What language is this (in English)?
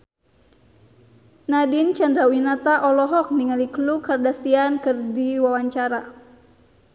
Sundanese